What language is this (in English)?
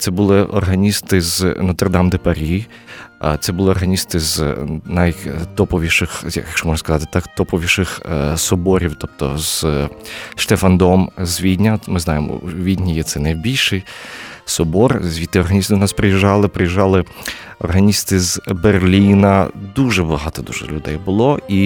Ukrainian